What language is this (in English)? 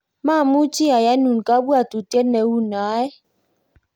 Kalenjin